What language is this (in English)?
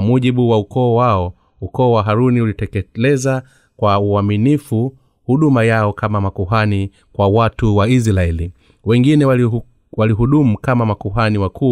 Swahili